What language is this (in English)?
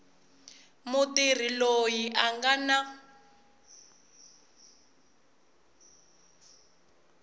Tsonga